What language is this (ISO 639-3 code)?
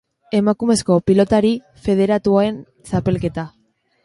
eus